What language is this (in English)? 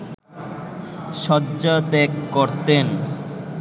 Bangla